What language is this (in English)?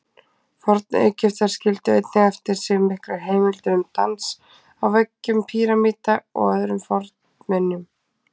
Icelandic